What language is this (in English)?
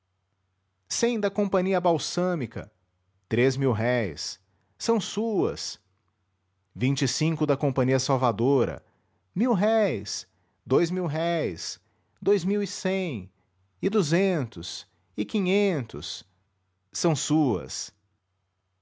Portuguese